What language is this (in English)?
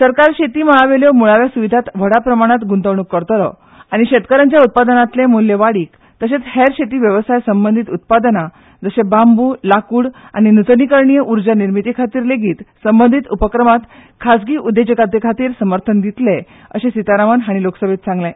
Konkani